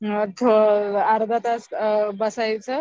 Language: Marathi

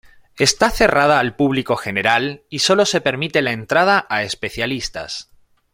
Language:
Spanish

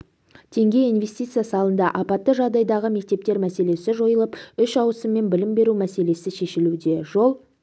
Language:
Kazakh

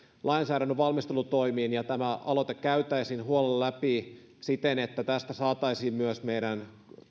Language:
Finnish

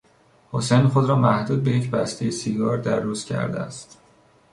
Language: Persian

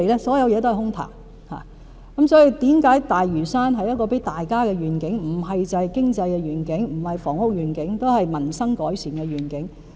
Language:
Cantonese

